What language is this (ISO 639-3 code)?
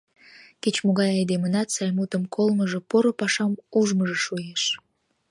chm